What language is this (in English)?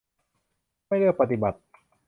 Thai